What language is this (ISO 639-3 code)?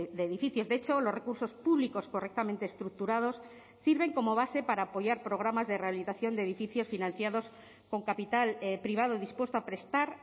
spa